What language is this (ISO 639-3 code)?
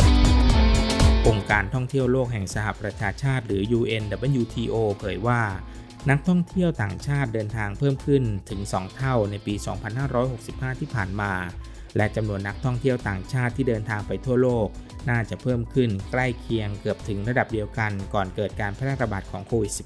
tha